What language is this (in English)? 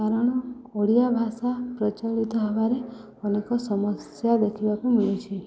Odia